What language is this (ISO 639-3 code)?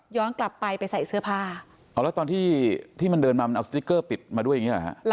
tha